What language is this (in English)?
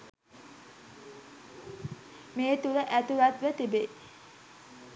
Sinhala